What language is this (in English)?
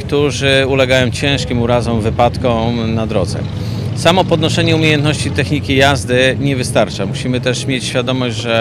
Polish